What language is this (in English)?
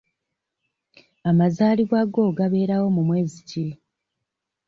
Ganda